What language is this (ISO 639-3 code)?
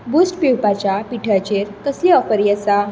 kok